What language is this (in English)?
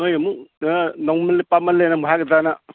Manipuri